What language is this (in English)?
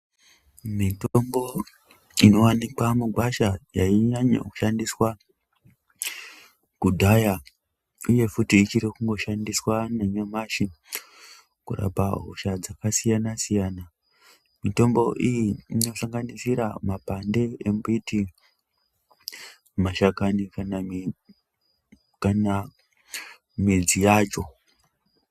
Ndau